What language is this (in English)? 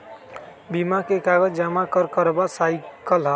Magahi